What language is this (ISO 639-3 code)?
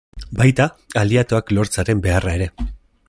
eus